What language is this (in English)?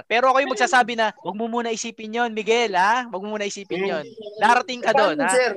Filipino